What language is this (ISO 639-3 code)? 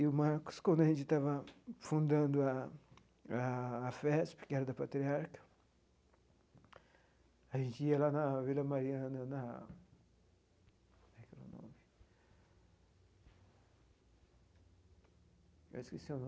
por